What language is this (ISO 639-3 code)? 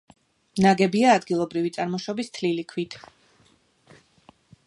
kat